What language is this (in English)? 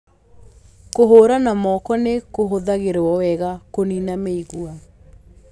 Kikuyu